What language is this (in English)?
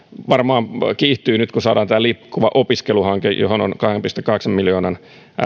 Finnish